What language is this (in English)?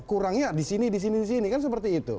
Indonesian